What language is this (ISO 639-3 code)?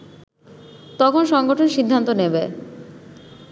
ben